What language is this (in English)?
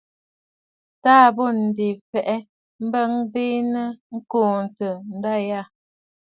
Bafut